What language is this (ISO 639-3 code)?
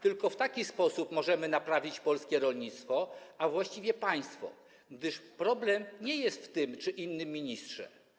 pol